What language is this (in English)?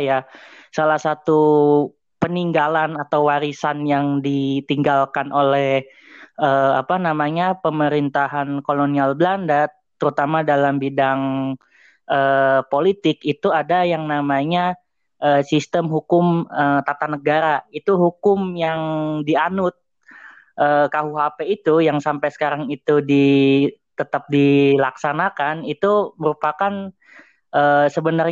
Indonesian